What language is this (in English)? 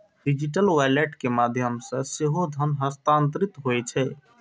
Maithili